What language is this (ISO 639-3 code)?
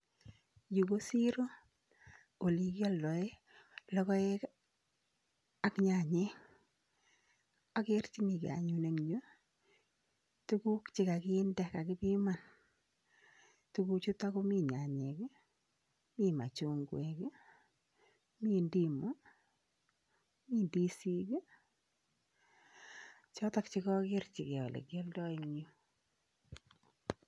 kln